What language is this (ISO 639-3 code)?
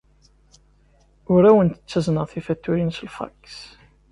kab